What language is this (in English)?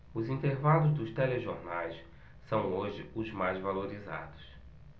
Portuguese